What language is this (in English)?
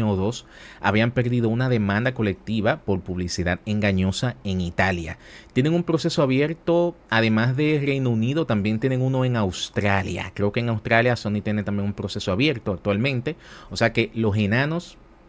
Spanish